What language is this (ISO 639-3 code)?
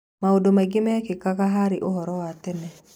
kik